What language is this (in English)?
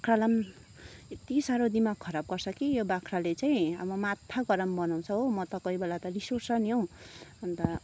Nepali